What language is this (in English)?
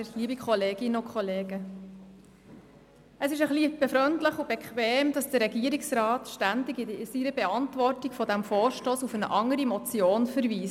Swiss German